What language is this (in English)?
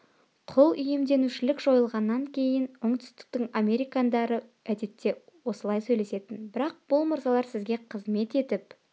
Kazakh